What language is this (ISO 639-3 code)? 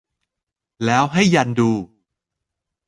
tha